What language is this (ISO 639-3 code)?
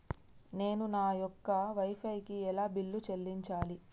tel